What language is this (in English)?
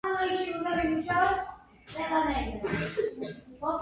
Georgian